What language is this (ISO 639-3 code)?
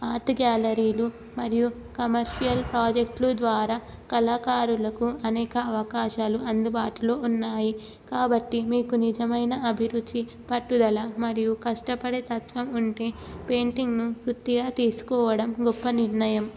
tel